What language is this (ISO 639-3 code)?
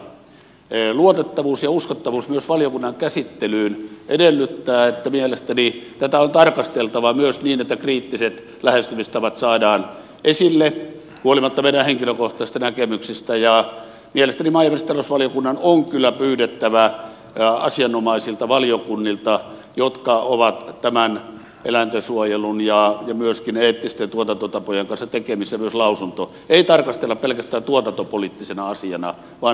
fin